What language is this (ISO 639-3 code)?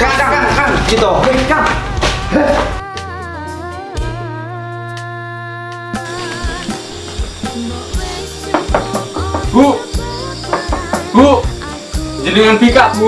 ind